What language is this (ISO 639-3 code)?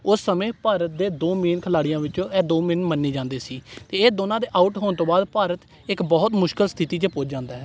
pan